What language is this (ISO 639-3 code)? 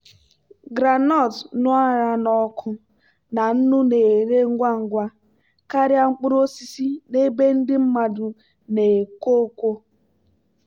ibo